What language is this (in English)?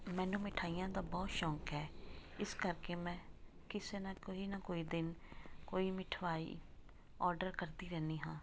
Punjabi